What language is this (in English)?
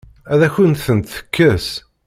Kabyle